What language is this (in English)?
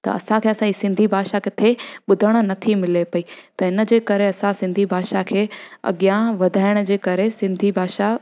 Sindhi